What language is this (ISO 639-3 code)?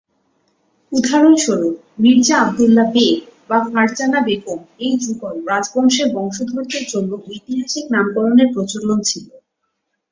ben